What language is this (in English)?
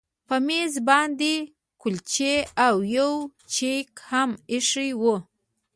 Pashto